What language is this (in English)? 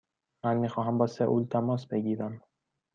Persian